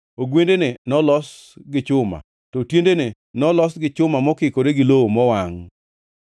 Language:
Luo (Kenya and Tanzania)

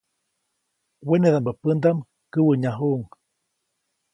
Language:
Copainalá Zoque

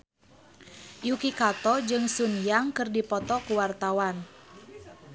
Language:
Sundanese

